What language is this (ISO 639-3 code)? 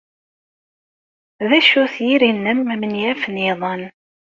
kab